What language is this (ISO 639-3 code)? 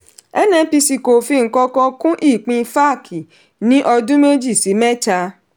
yor